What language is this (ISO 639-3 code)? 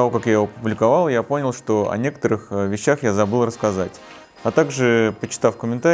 rus